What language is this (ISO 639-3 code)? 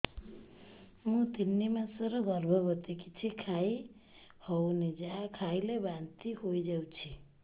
ori